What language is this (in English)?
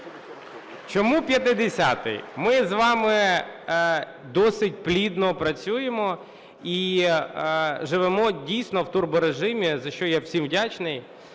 Ukrainian